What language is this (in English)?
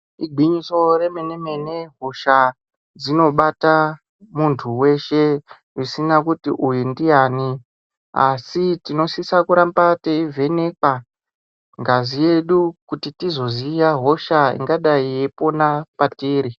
Ndau